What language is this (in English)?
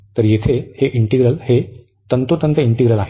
Marathi